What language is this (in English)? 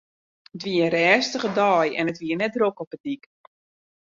Western Frisian